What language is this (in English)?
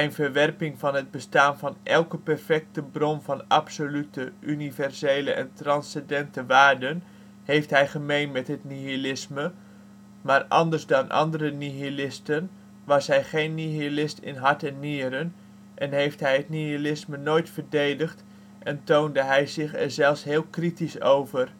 Dutch